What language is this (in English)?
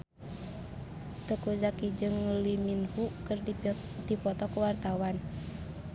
Sundanese